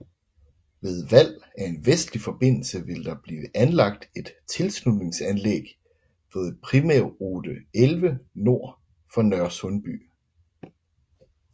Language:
Danish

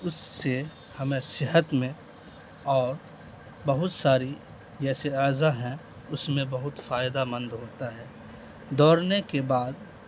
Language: Urdu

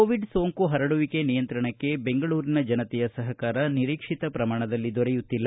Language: Kannada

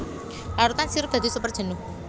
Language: Javanese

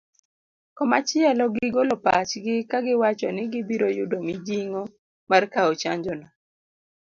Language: Luo (Kenya and Tanzania)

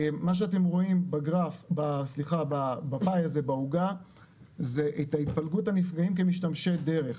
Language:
Hebrew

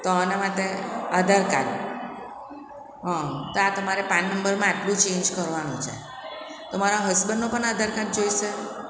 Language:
Gujarati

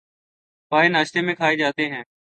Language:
Urdu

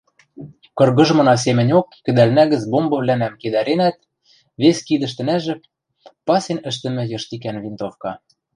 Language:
Western Mari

